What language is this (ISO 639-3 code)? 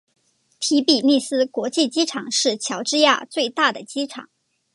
zho